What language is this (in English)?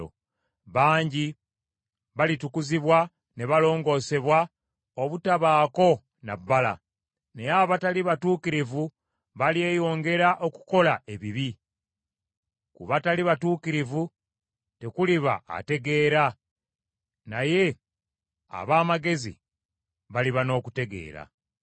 Ganda